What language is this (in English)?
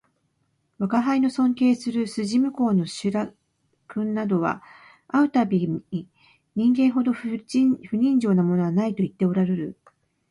Japanese